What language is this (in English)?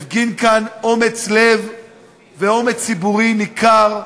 Hebrew